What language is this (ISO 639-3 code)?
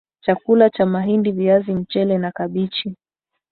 swa